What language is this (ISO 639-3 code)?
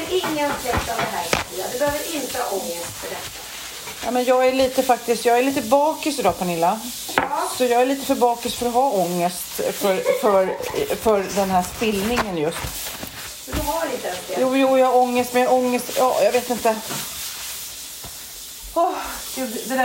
swe